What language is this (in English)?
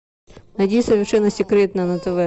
Russian